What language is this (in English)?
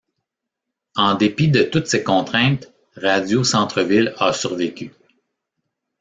French